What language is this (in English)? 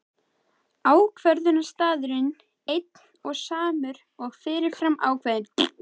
Icelandic